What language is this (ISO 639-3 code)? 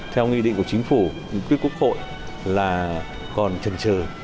vie